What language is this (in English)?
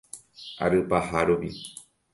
Guarani